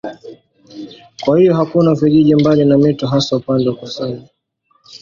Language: Swahili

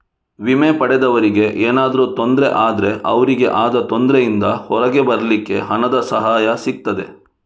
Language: Kannada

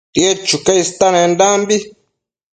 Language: Matsés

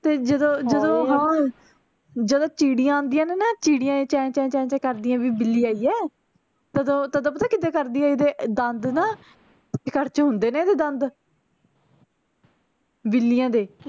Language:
Punjabi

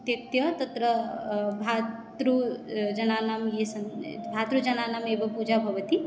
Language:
Sanskrit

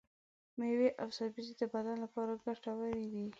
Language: Pashto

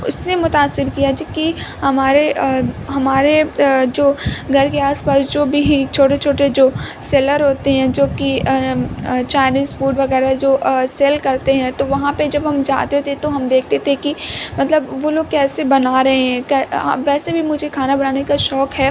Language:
Urdu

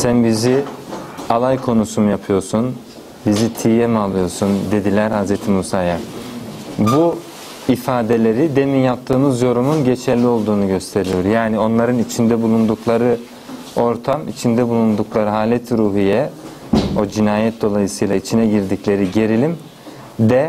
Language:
Turkish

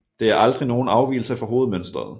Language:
Danish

